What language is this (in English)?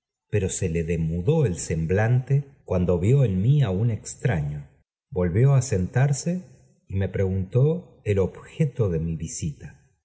Spanish